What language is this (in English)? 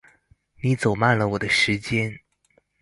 Chinese